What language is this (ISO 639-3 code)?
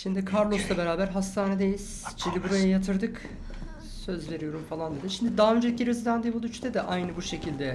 tur